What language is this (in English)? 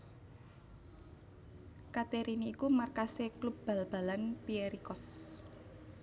Javanese